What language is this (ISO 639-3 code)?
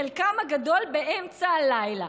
heb